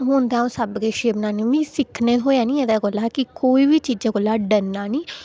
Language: Dogri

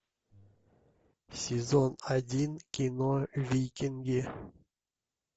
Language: Russian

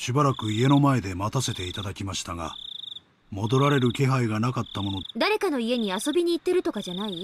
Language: Japanese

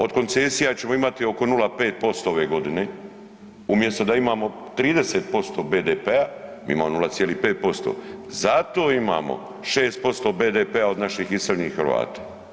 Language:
Croatian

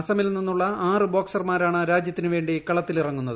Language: Malayalam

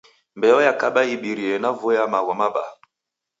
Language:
Taita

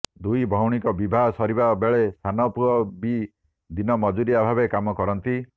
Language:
Odia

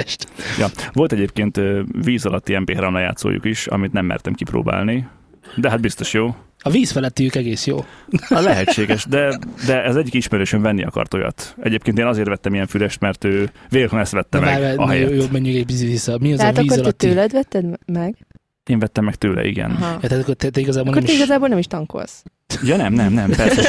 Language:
Hungarian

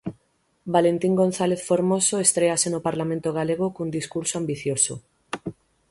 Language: Galician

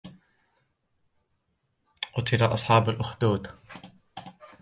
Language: Arabic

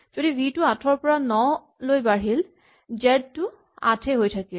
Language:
Assamese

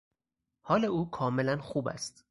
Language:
Persian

